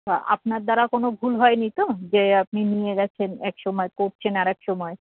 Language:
Bangla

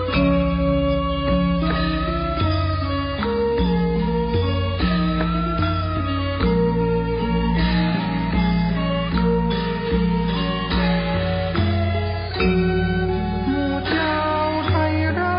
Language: Thai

